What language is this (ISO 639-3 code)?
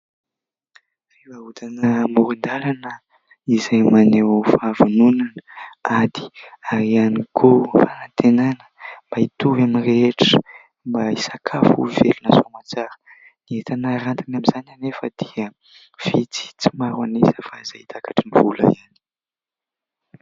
mlg